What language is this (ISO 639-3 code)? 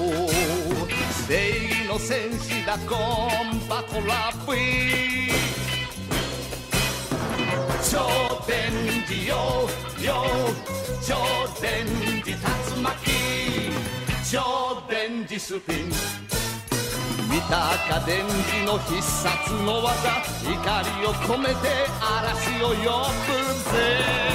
kor